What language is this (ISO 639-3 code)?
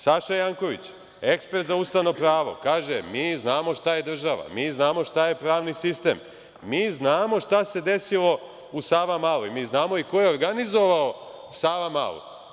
srp